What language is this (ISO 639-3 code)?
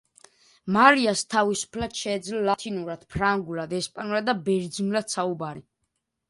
kat